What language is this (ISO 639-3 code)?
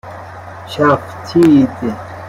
fas